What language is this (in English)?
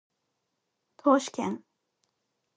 Japanese